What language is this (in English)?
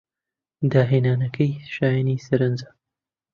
Central Kurdish